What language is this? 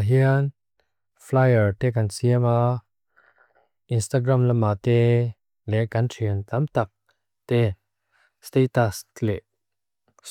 Mizo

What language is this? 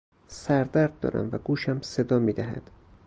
Persian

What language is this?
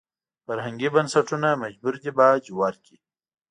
Pashto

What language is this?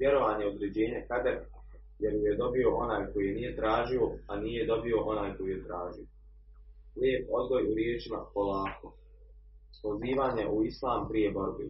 Croatian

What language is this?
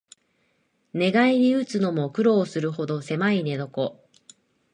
Japanese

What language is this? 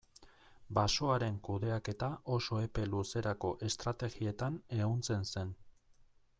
Basque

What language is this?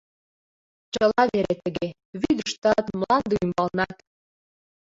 Mari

